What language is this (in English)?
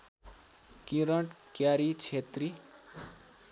Nepali